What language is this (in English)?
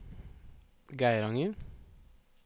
Norwegian